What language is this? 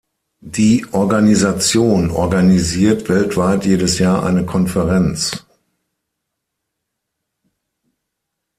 German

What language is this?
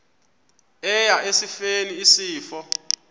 Xhosa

